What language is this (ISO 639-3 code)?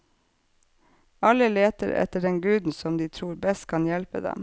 nor